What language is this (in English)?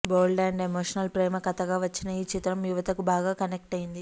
Telugu